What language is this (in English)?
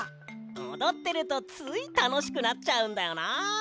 Japanese